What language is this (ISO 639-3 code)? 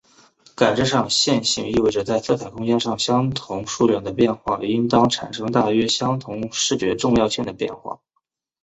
zho